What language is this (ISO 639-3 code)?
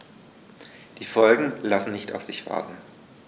deu